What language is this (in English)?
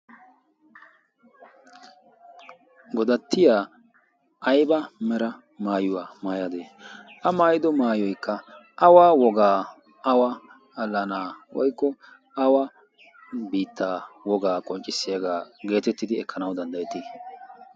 Wolaytta